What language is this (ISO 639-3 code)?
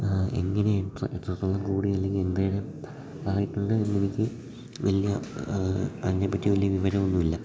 mal